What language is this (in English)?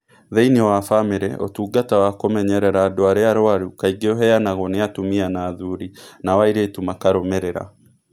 Kikuyu